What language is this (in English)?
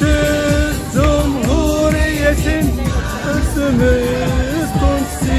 Romanian